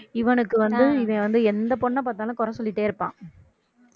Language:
Tamil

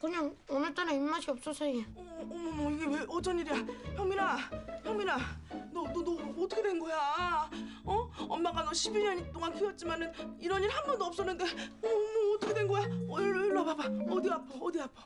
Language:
Korean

